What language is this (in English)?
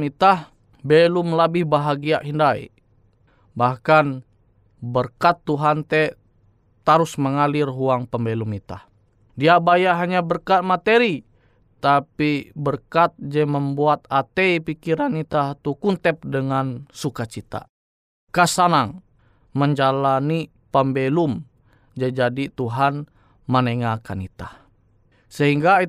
Indonesian